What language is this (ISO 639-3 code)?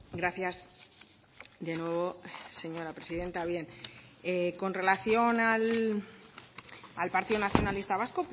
spa